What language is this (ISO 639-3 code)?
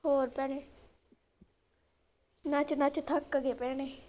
pan